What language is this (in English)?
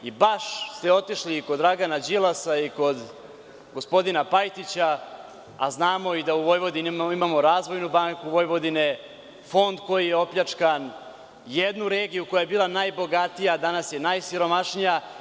Serbian